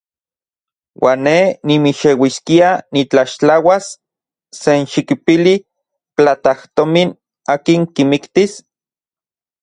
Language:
Central Puebla Nahuatl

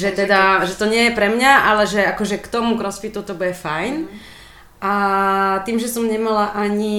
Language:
Slovak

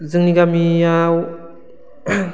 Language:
Bodo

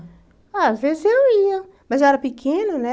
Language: Portuguese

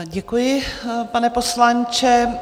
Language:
Czech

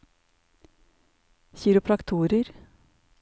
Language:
Norwegian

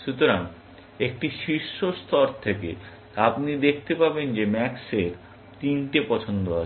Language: Bangla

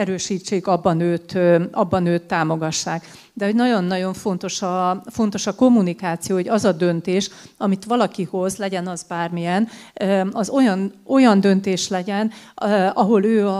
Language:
Hungarian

